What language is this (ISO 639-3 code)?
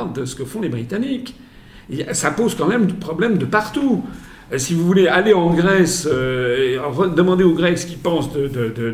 fra